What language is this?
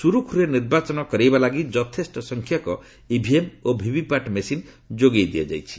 Odia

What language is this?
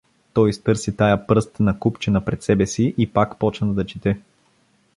Bulgarian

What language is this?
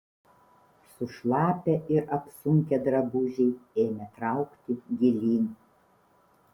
Lithuanian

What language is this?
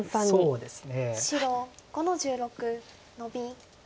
Japanese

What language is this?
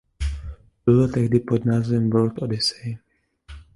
Czech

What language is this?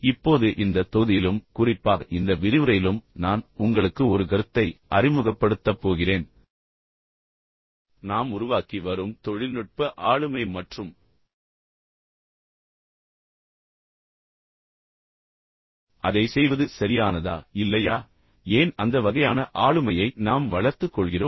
Tamil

